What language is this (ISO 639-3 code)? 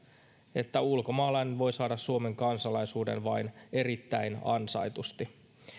fin